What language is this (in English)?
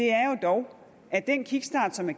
Danish